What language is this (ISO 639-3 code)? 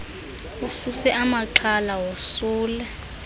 xho